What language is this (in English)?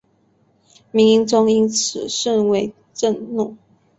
Chinese